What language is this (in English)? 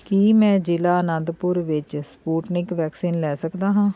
Punjabi